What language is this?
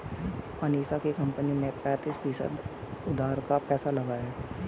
Hindi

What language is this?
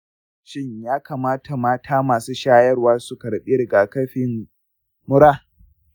Hausa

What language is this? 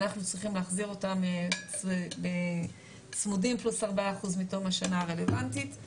Hebrew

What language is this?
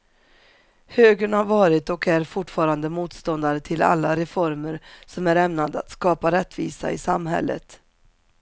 Swedish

